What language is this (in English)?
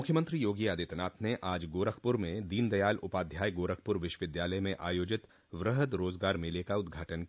Hindi